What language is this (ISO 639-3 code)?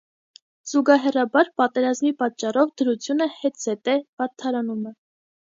hye